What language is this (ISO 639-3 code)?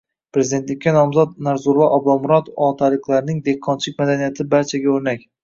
uzb